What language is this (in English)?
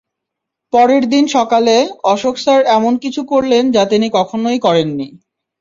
Bangla